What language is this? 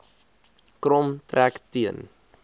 Afrikaans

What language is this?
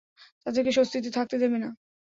Bangla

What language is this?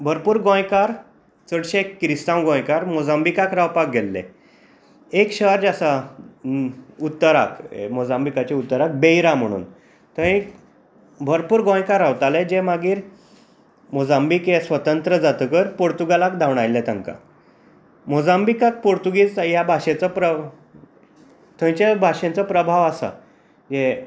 Konkani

